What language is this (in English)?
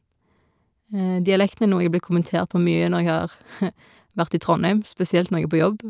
Norwegian